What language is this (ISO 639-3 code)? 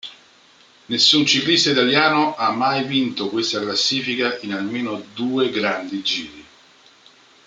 ita